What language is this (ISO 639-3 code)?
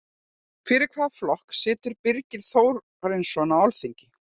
isl